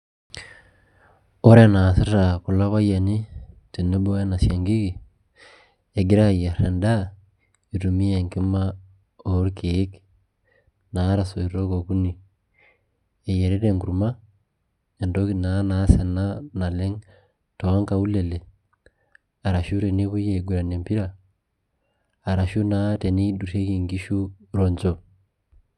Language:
Masai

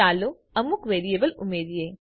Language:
Gujarati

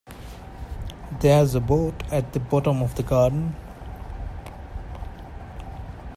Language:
English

